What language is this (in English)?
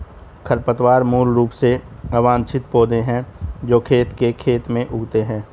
Hindi